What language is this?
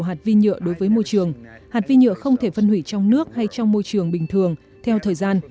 Vietnamese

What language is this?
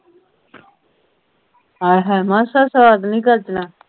Punjabi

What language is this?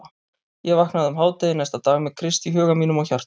Icelandic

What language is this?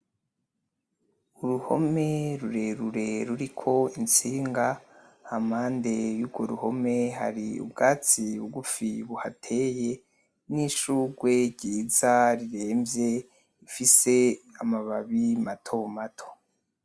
Rundi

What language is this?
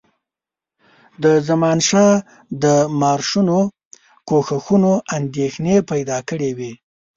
Pashto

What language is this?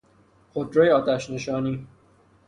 Persian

